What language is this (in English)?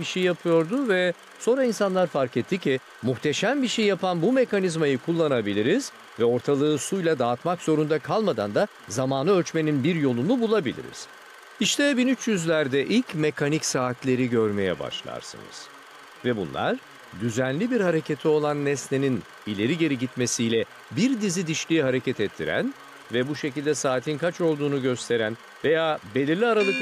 Turkish